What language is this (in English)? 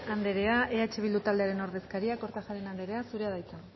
Basque